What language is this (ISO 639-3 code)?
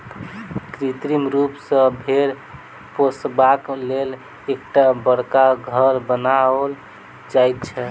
mai